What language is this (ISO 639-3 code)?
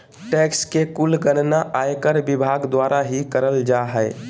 mag